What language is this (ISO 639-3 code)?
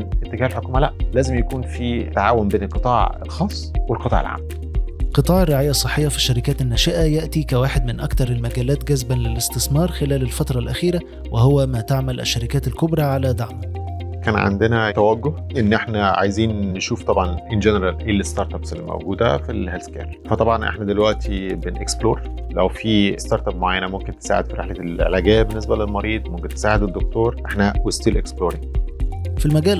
ara